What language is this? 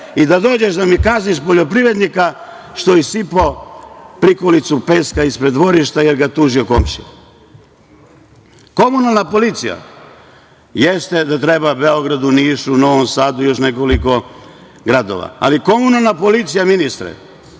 Serbian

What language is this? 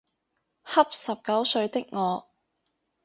Cantonese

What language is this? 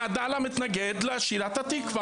Hebrew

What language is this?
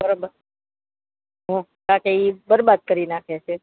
Gujarati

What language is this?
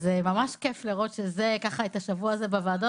Hebrew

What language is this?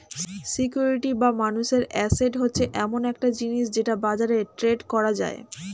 Bangla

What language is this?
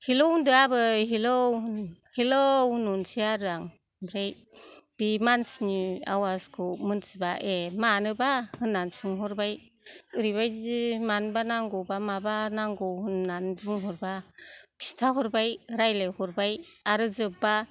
Bodo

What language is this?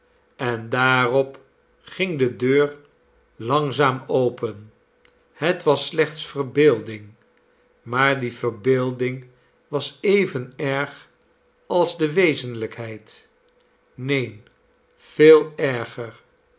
Dutch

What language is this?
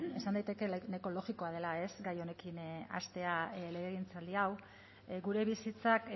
Basque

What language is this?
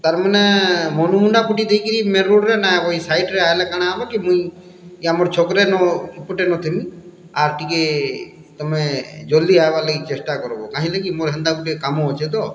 Odia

